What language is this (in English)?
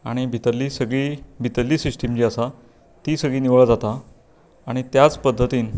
Konkani